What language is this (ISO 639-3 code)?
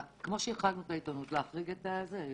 heb